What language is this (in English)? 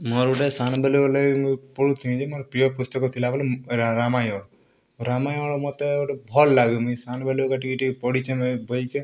Odia